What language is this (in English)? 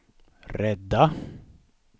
Swedish